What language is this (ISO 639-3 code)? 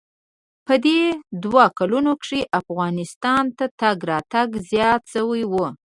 pus